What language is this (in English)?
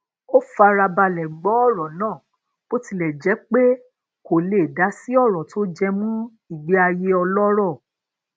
Yoruba